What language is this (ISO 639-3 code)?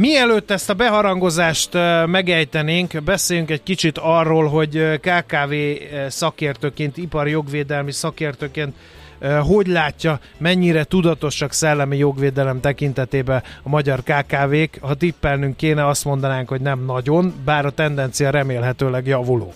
hun